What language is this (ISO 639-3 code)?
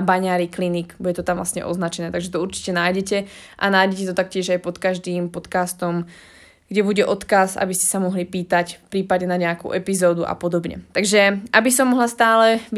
slk